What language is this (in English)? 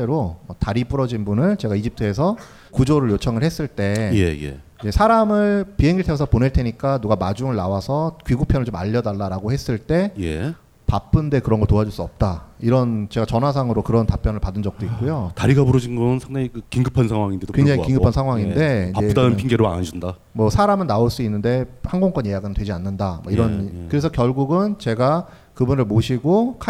Korean